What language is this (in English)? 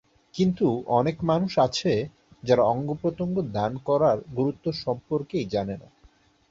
Bangla